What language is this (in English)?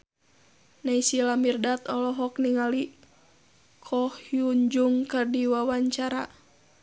Sundanese